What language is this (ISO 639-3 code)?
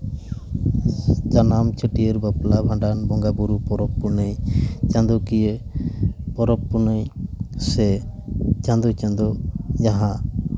sat